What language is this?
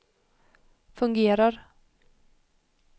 Swedish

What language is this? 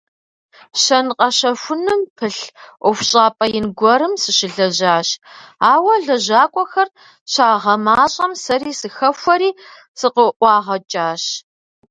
Kabardian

